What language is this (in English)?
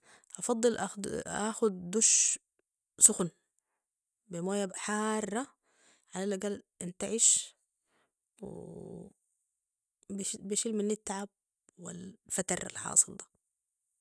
Sudanese Arabic